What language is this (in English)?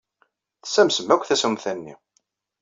Kabyle